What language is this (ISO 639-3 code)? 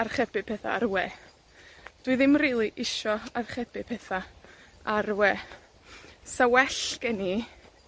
cym